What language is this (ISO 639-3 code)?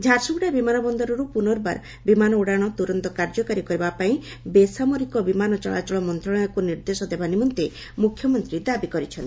ori